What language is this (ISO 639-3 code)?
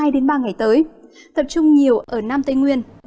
vie